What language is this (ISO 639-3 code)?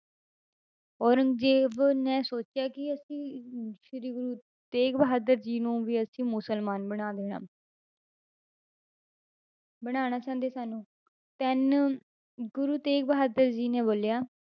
pan